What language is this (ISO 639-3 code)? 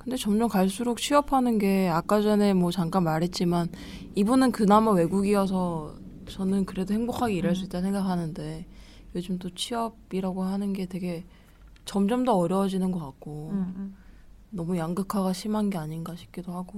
kor